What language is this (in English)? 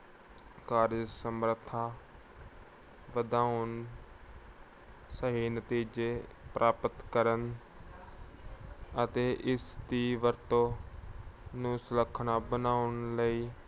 Punjabi